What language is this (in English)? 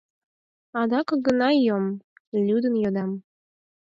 Mari